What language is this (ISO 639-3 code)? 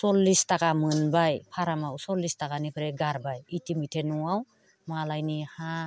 brx